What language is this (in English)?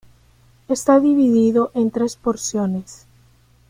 Spanish